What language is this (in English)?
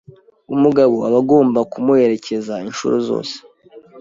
Kinyarwanda